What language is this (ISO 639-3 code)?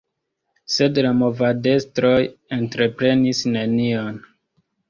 epo